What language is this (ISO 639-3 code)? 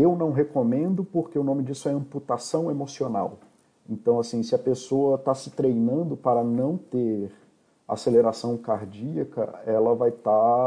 por